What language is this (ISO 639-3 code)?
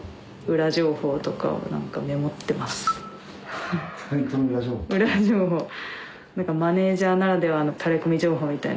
jpn